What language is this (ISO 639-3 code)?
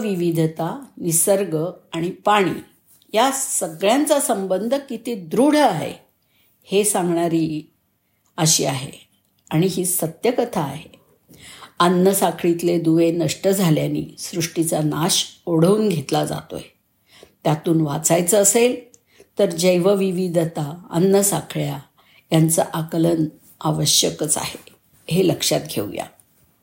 mar